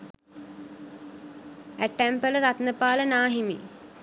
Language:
Sinhala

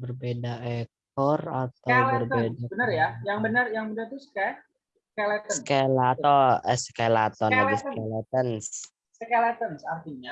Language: Indonesian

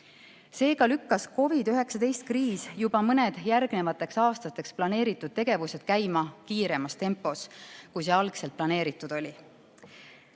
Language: Estonian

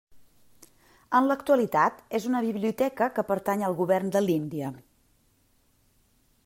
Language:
Catalan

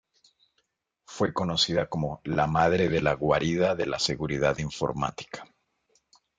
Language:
Spanish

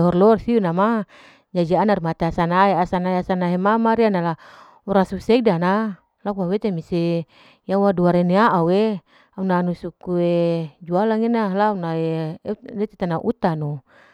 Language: Larike-Wakasihu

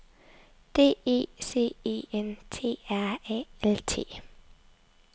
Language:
Danish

